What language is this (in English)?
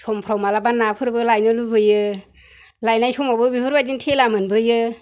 Bodo